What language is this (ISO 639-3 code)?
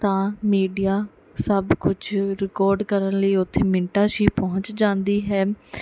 pan